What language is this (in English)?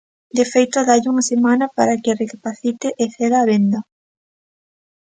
Galician